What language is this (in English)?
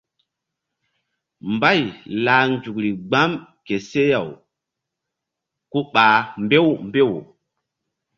Mbum